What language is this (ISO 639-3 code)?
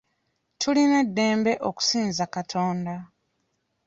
lug